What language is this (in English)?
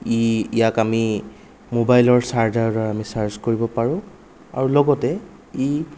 Assamese